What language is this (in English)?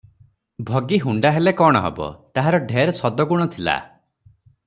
Odia